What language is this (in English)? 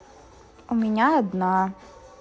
Russian